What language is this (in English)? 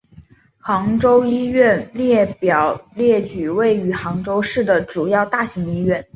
Chinese